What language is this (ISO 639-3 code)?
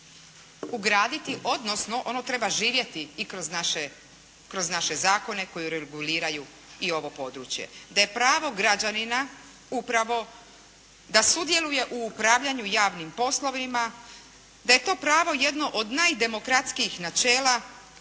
hrv